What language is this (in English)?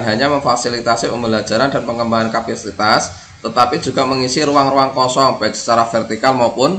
Indonesian